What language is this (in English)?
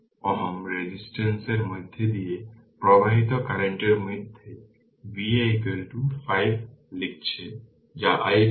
Bangla